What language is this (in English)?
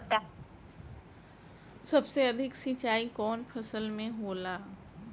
Bhojpuri